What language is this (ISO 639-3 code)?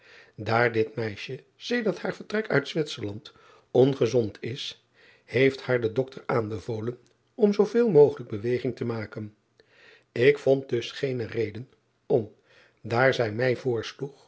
nld